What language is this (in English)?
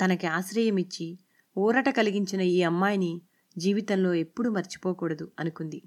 Telugu